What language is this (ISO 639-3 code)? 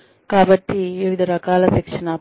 tel